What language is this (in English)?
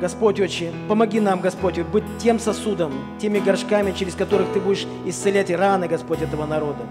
Russian